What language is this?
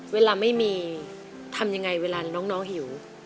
Thai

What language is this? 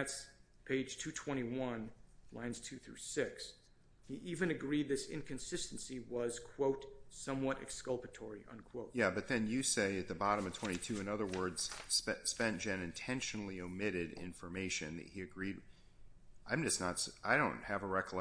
English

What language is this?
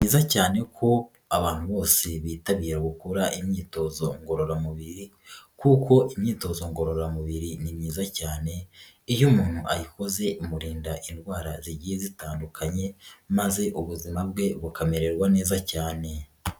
Kinyarwanda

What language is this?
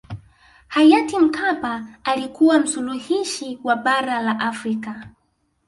Swahili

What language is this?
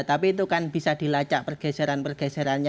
Indonesian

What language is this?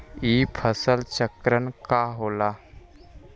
Magahi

